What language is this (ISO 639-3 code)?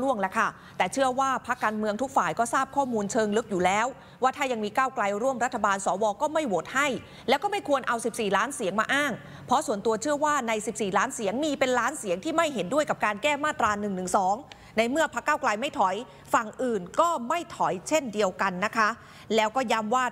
tha